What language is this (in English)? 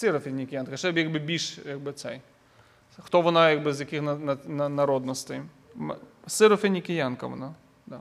Ukrainian